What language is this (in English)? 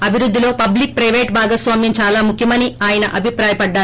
Telugu